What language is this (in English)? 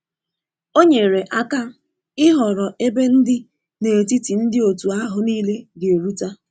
Igbo